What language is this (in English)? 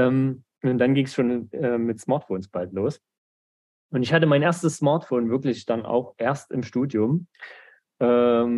German